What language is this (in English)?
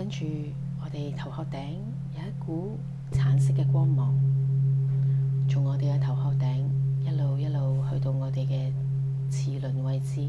Chinese